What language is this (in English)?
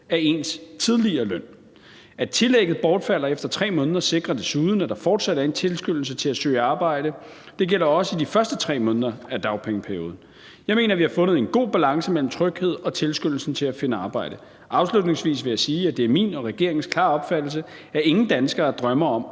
Danish